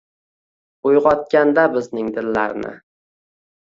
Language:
Uzbek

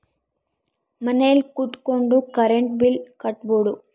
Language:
Kannada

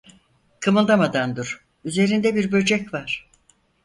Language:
Turkish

